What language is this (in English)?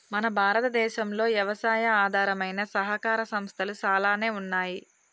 Telugu